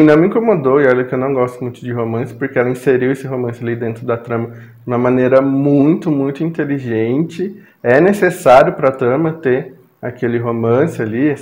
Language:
Portuguese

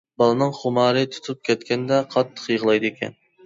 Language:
Uyghur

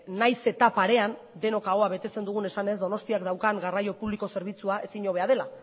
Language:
Basque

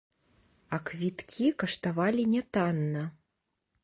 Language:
Belarusian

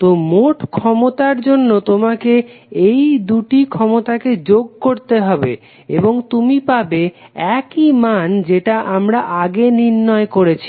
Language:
Bangla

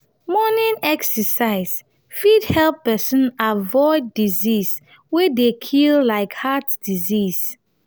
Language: Nigerian Pidgin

